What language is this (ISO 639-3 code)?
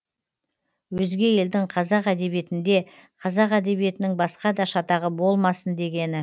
kaz